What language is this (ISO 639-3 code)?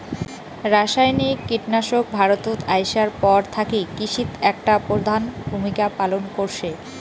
ben